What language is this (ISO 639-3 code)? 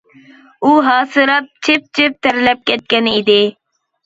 uig